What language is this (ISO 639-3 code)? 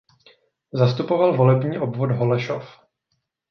ces